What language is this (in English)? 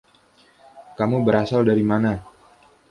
Indonesian